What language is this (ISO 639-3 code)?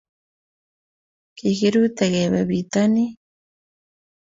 kln